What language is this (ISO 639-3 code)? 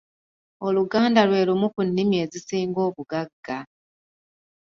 lug